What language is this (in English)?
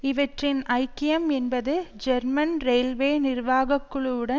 Tamil